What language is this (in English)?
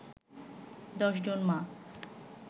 Bangla